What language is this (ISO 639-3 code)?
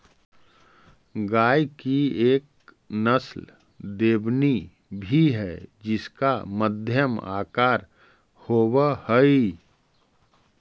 mag